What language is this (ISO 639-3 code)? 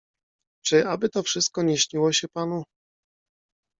pol